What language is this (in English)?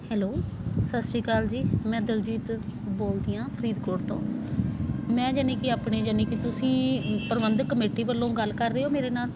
Punjabi